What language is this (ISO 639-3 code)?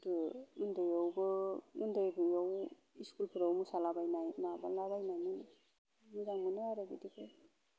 brx